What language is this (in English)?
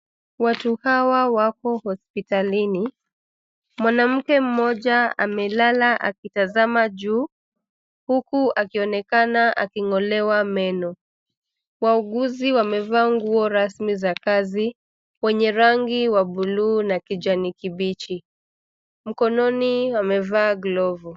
Swahili